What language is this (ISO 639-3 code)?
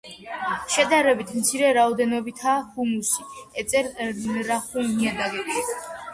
kat